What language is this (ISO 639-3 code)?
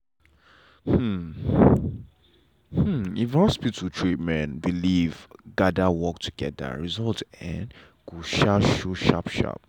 pcm